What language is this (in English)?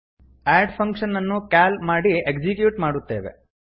Kannada